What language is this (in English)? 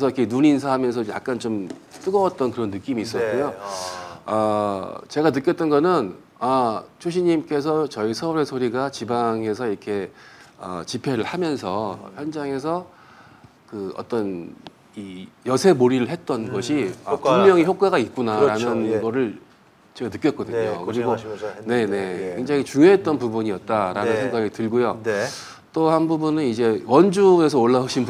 Korean